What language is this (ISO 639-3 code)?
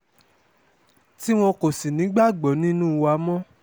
yor